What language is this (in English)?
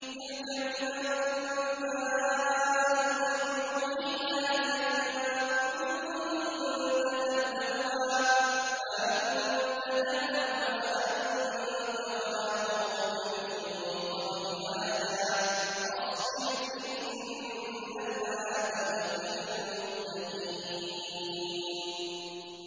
Arabic